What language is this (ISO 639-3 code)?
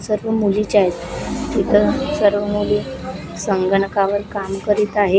mar